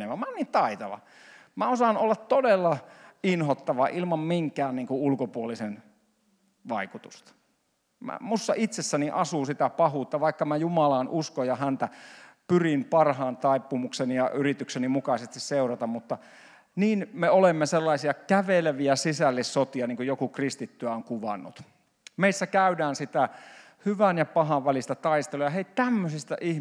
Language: Finnish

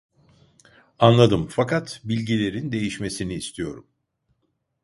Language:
Turkish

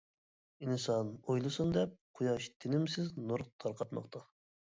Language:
Uyghur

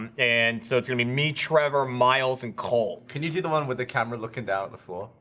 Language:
English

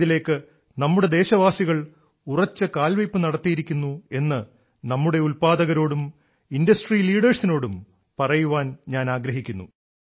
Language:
Malayalam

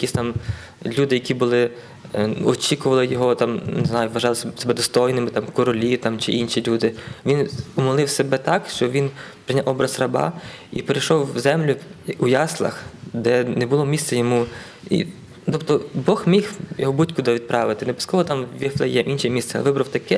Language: Ukrainian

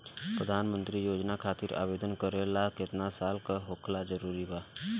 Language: Bhojpuri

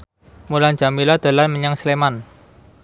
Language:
Javanese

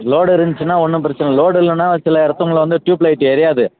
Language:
Tamil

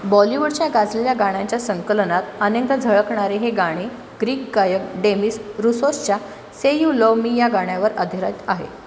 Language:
Marathi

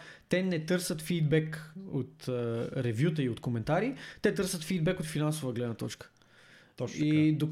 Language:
Bulgarian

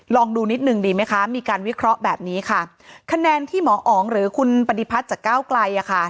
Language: Thai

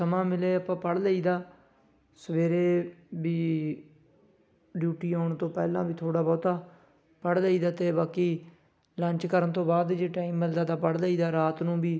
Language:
Punjabi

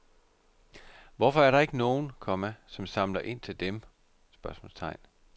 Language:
Danish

